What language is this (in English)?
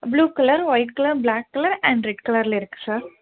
Tamil